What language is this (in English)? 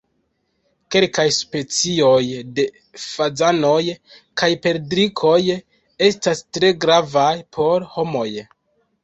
Esperanto